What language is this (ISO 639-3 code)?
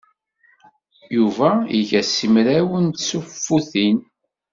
kab